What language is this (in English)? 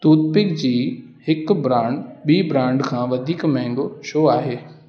Sindhi